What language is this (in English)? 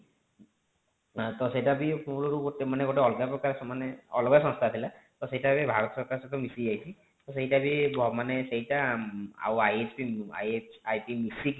Odia